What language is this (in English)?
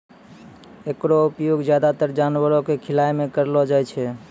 Maithili